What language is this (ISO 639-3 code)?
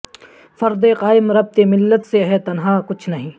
urd